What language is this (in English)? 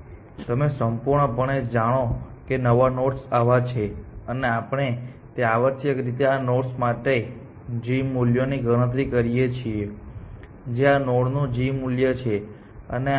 Gujarati